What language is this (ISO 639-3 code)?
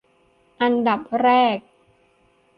tha